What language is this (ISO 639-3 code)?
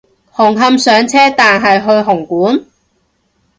yue